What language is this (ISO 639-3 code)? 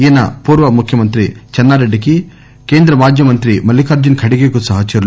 tel